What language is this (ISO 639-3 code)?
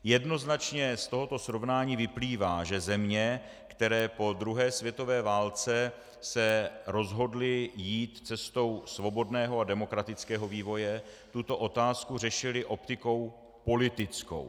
ces